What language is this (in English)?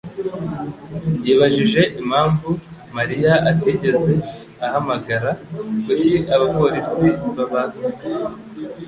Kinyarwanda